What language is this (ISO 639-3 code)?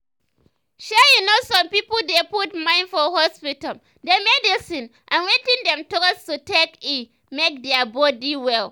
pcm